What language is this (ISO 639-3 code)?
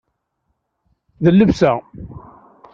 kab